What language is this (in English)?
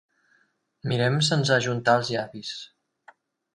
Catalan